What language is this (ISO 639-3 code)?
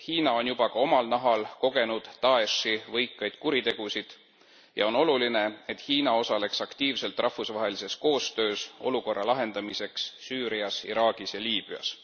est